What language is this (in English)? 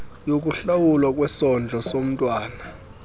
Xhosa